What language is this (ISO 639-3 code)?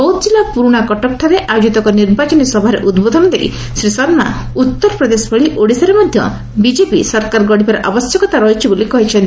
ori